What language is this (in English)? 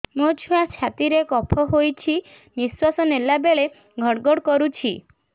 Odia